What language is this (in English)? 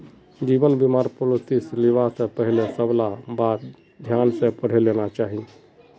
Magahi